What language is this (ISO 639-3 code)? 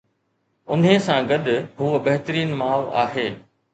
snd